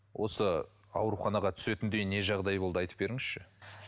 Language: Kazakh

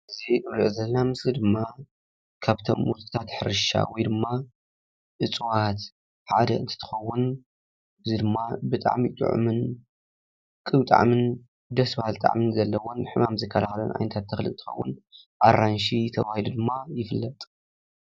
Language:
Tigrinya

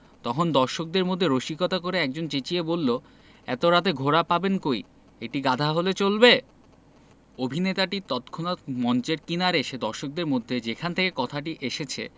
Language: Bangla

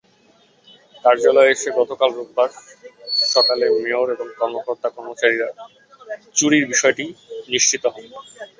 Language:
Bangla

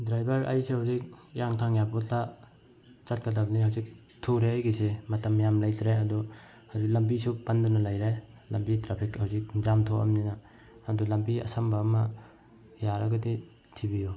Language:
Manipuri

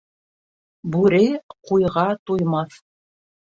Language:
Bashkir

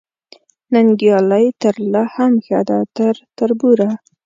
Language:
Pashto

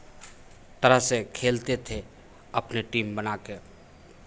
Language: Hindi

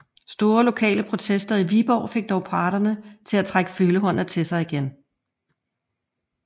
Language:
Danish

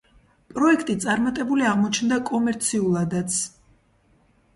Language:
Georgian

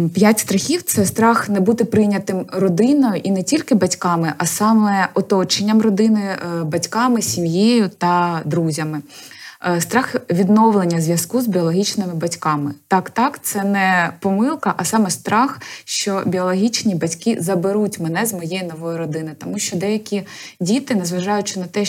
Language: Ukrainian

